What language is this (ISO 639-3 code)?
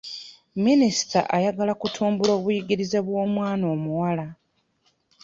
lug